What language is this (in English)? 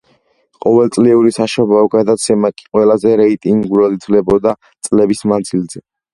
Georgian